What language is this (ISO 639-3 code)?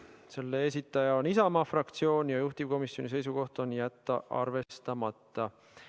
est